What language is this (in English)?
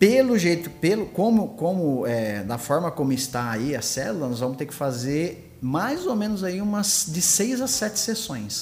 Portuguese